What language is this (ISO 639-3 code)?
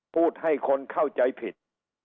tha